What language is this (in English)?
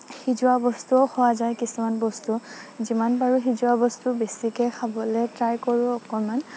Assamese